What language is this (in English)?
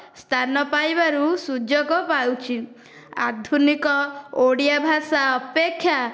Odia